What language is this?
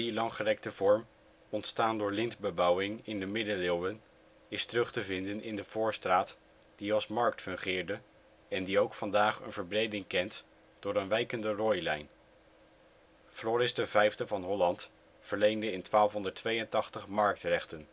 Dutch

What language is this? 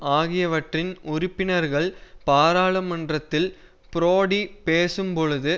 Tamil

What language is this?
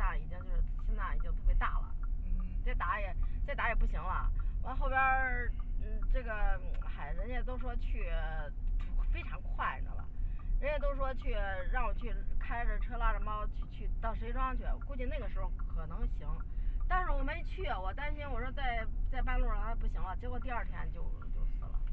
Chinese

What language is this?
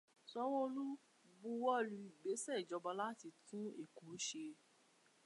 Yoruba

